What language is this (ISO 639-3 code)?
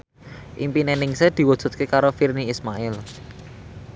jav